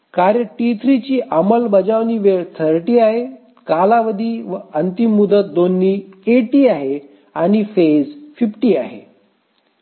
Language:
Marathi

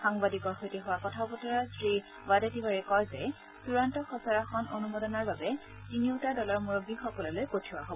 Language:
Assamese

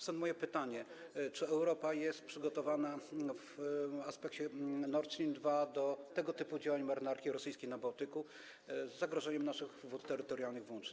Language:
Polish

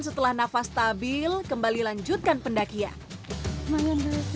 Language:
Indonesian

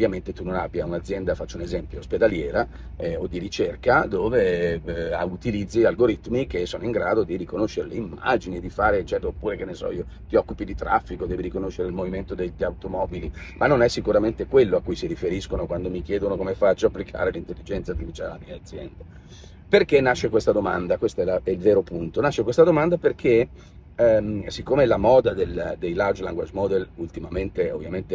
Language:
Italian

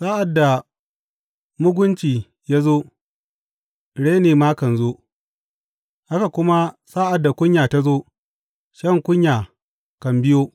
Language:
Hausa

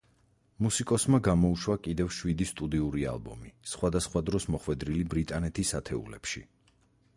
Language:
Georgian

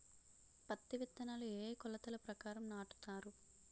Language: Telugu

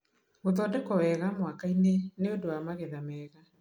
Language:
Kikuyu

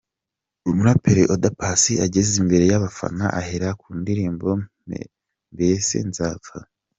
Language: Kinyarwanda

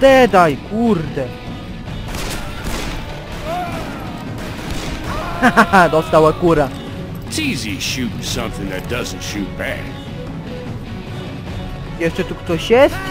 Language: Polish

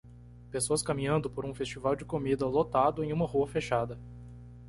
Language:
Portuguese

